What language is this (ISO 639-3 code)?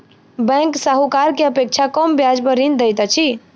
mai